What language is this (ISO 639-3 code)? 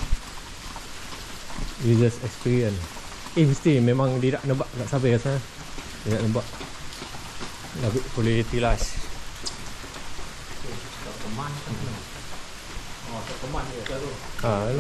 msa